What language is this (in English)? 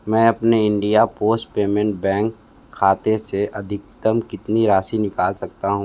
Hindi